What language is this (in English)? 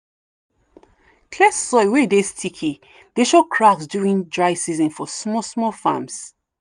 Nigerian Pidgin